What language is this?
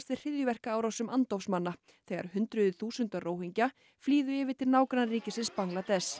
Icelandic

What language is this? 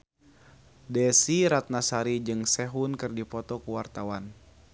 Sundanese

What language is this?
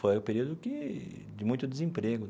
Portuguese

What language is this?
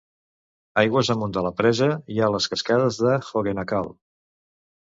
Catalan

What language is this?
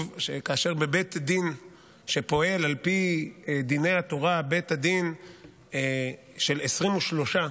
Hebrew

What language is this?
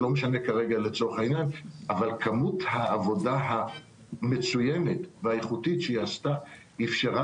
Hebrew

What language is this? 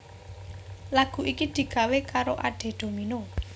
Javanese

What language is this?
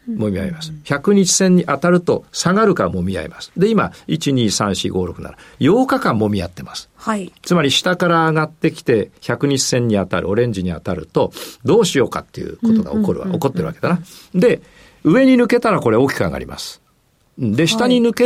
Japanese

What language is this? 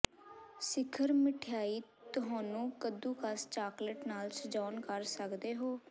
Punjabi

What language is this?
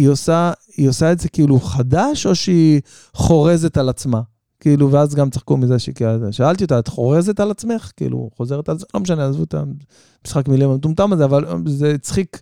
Hebrew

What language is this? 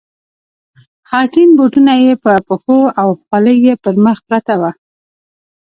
Pashto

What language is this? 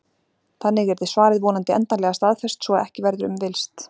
Icelandic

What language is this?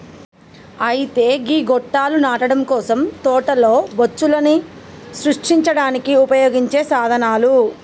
Telugu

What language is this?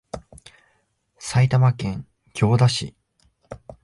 Japanese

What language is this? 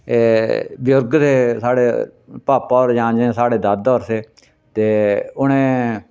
Dogri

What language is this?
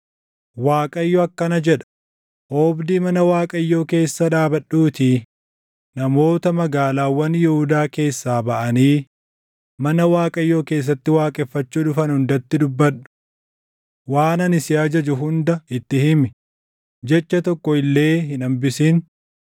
Oromo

